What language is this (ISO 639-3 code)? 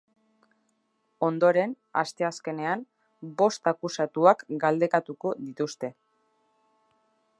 eus